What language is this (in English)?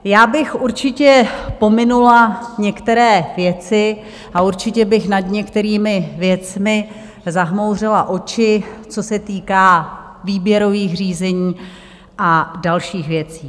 Czech